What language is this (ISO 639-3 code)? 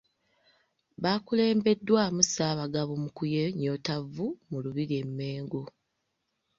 lug